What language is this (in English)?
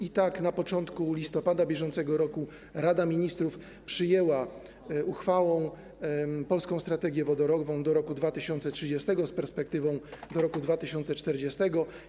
Polish